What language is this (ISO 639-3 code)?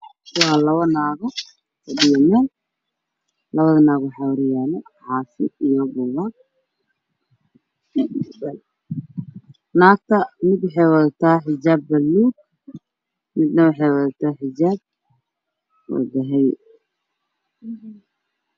som